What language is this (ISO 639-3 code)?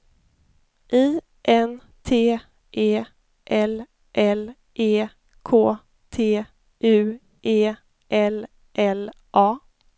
swe